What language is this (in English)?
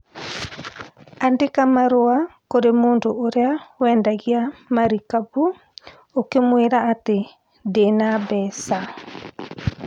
Kikuyu